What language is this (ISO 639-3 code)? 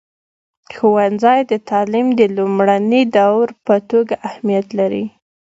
pus